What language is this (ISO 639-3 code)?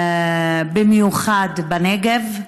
heb